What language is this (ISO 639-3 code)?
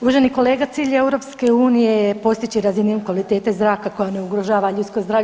hrv